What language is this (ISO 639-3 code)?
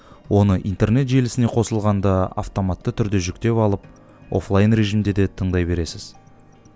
kaz